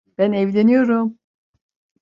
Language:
Turkish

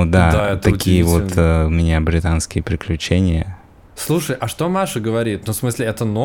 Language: Russian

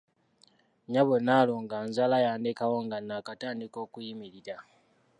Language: Ganda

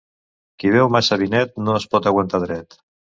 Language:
Catalan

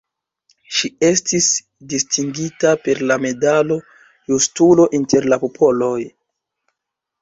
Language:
Esperanto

